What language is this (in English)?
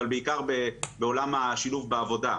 Hebrew